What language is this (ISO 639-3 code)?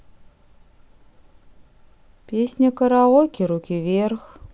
rus